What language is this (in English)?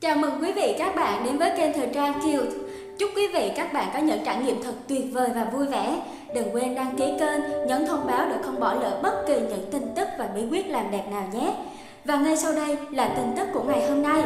Vietnamese